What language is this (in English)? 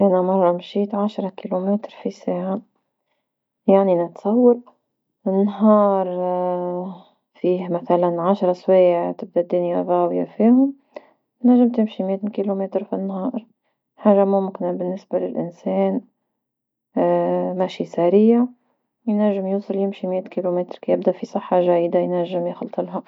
Tunisian Arabic